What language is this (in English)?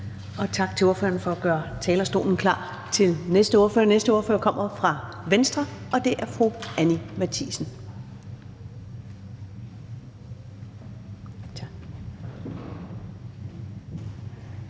Danish